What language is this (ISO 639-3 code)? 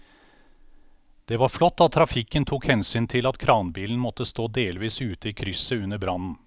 nor